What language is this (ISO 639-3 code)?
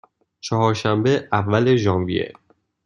fas